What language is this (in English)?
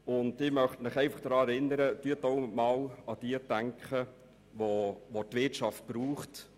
Swiss German